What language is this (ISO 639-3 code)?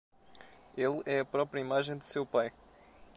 por